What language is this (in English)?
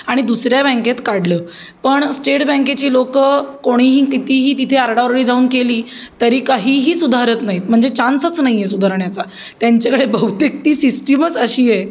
Marathi